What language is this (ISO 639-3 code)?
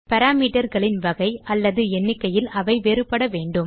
tam